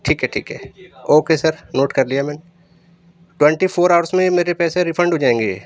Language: Urdu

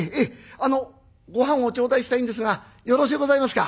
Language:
Japanese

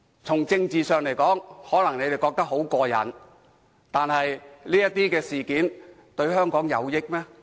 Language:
Cantonese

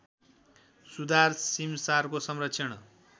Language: Nepali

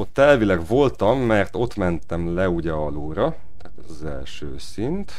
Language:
Hungarian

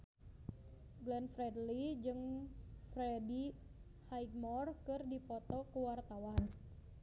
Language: Sundanese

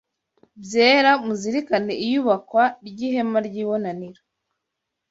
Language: Kinyarwanda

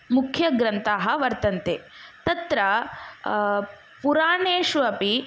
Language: Sanskrit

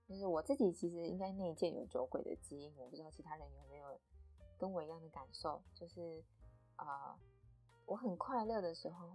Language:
Chinese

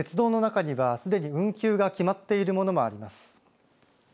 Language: Japanese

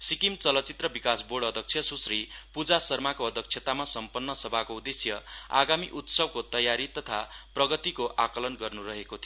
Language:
Nepali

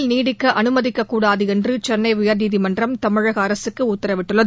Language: Tamil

